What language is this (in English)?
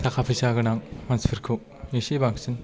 Bodo